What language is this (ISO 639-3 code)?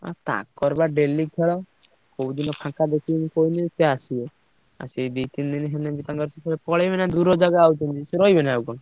ori